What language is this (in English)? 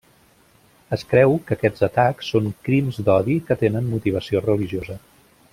Catalan